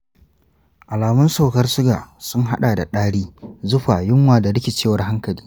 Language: Hausa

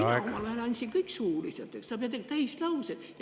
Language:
Estonian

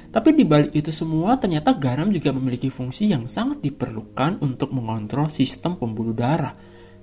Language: Indonesian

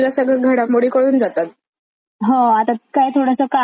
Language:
Marathi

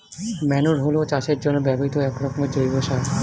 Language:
Bangla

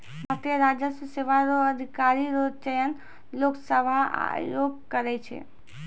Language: Maithili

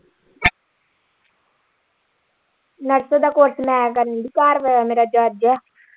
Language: Punjabi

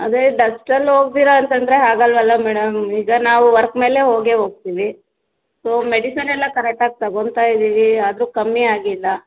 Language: Kannada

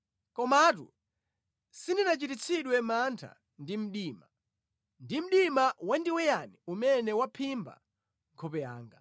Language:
Nyanja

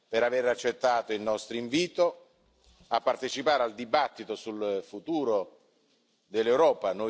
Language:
Italian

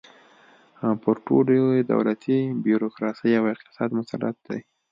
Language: Pashto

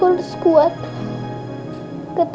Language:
Indonesian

